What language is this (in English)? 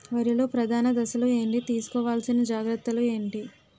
Telugu